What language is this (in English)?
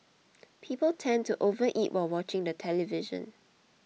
English